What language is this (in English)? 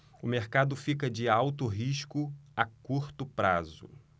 Portuguese